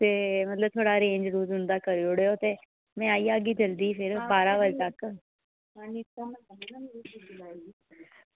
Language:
Dogri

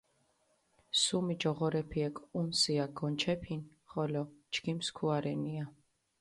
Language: Mingrelian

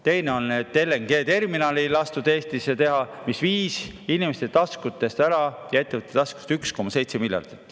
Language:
Estonian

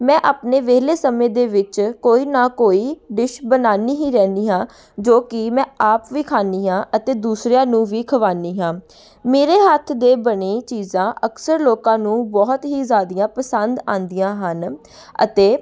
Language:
Punjabi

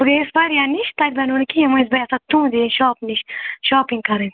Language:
Kashmiri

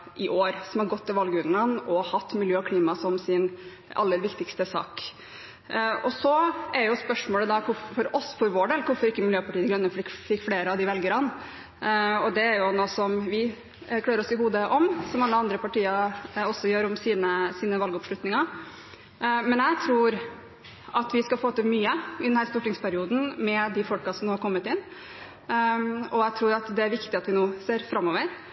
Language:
Norwegian Bokmål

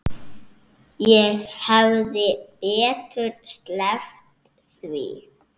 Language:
Icelandic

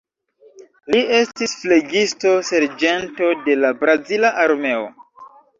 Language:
Esperanto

